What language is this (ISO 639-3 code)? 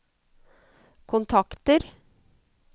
nor